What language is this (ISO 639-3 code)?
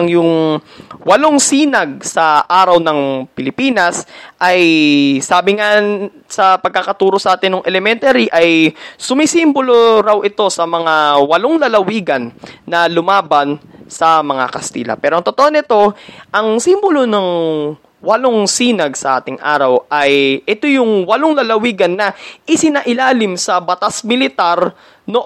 fil